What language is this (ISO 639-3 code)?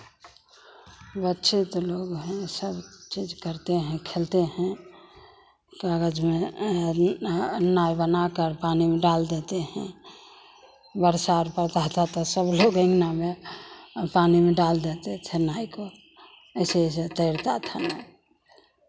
hin